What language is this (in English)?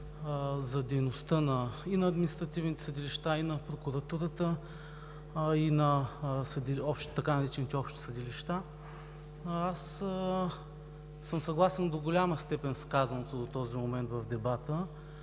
Bulgarian